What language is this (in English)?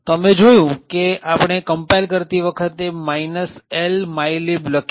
Gujarati